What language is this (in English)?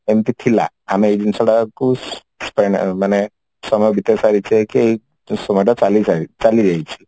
Odia